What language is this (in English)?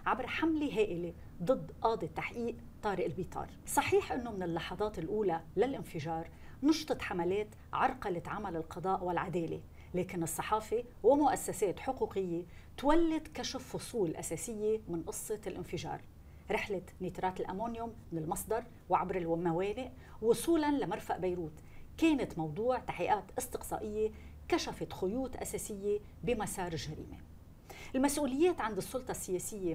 Arabic